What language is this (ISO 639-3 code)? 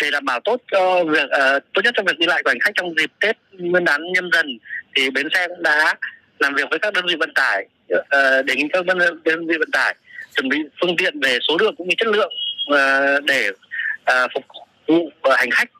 vie